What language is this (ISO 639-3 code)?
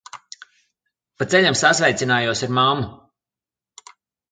lav